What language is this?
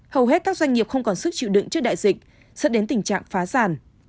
Vietnamese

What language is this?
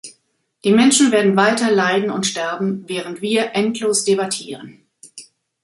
German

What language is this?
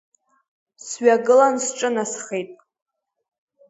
Abkhazian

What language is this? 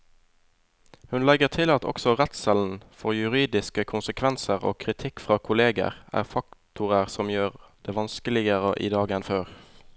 Norwegian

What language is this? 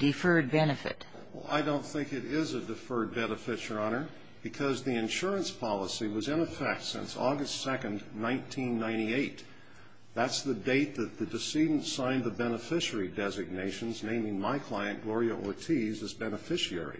English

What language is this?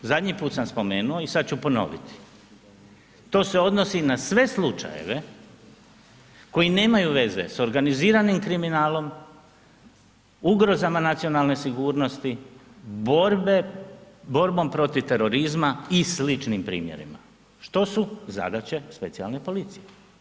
Croatian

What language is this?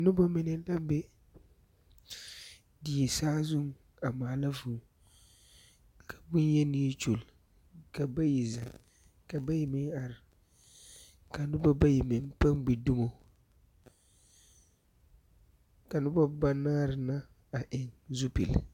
Southern Dagaare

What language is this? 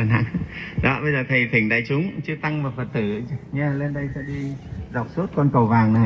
Vietnamese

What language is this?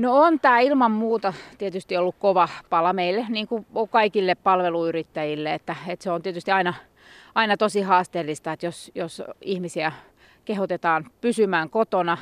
Finnish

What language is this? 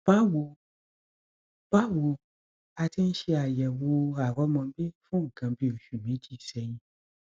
Yoruba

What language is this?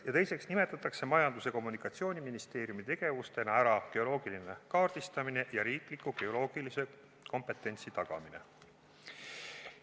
Estonian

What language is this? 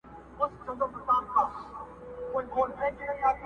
Pashto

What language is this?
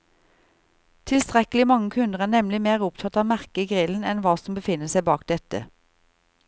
Norwegian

